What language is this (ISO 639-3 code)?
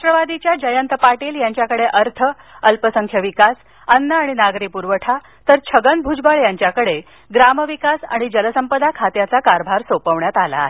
mar